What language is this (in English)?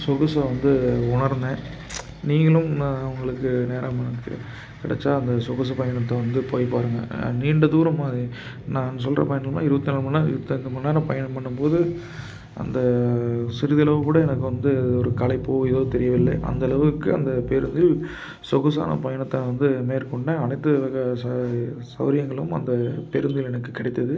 Tamil